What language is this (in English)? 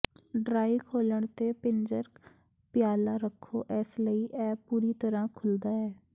Punjabi